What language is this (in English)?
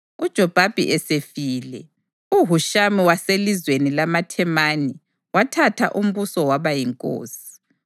North Ndebele